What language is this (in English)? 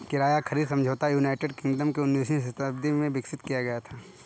Hindi